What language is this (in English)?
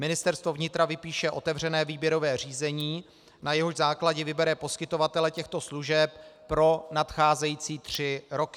Czech